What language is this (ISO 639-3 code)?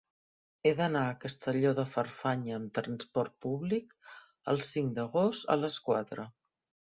cat